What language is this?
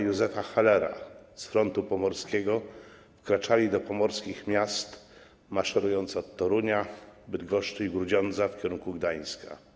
Polish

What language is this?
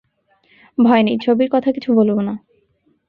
Bangla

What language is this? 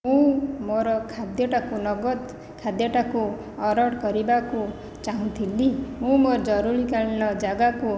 Odia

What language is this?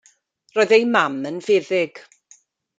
Welsh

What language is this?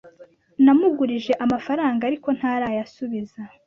Kinyarwanda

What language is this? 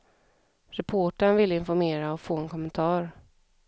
Swedish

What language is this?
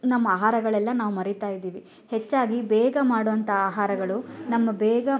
Kannada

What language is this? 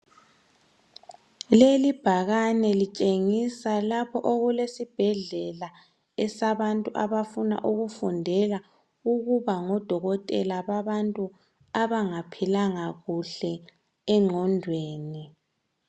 North Ndebele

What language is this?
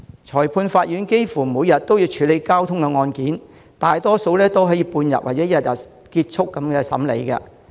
Cantonese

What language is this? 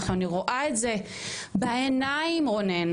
Hebrew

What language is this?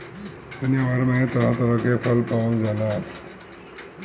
Bhojpuri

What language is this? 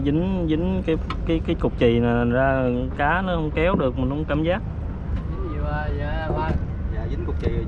Vietnamese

